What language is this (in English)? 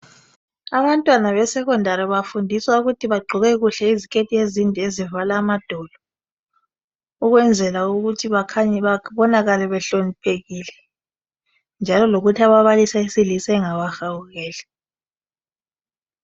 North Ndebele